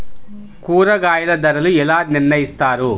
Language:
Telugu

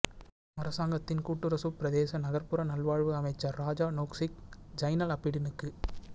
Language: Tamil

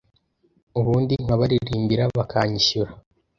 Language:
Kinyarwanda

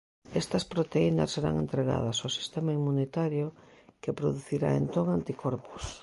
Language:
Galician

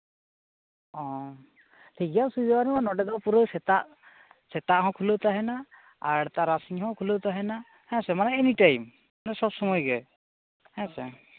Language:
Santali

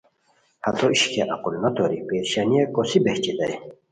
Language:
Khowar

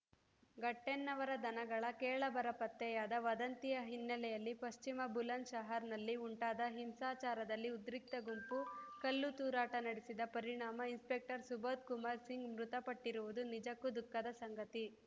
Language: Kannada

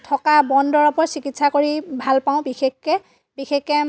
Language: Assamese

